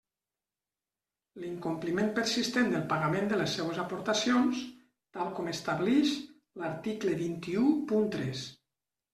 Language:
Catalan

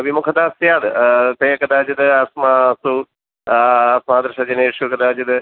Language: Sanskrit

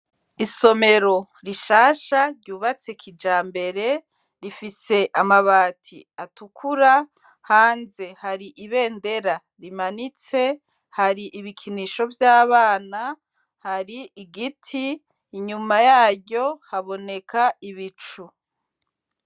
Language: Rundi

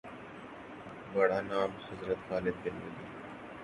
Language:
Urdu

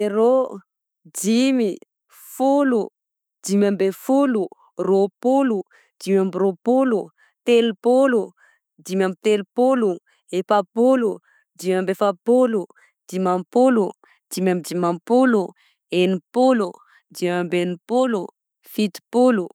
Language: Southern Betsimisaraka Malagasy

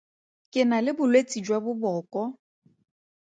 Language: Tswana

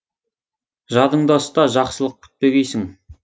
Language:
Kazakh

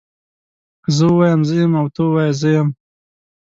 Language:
Pashto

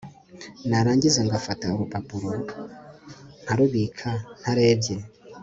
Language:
Kinyarwanda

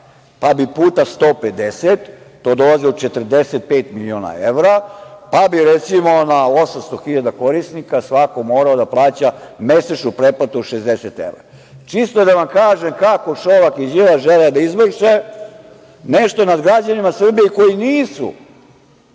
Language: Serbian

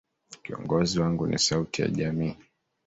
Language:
Swahili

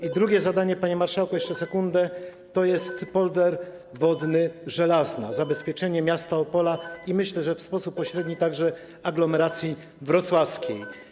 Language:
Polish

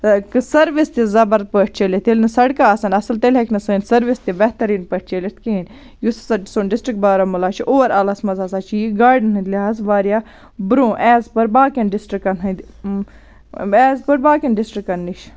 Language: Kashmiri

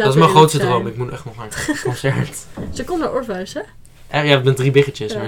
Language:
Dutch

